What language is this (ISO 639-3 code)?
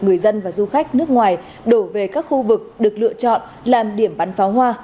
vie